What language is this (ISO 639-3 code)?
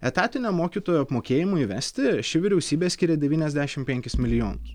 lit